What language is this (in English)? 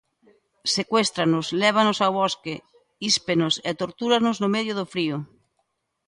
Galician